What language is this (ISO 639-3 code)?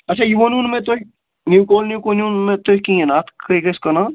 kas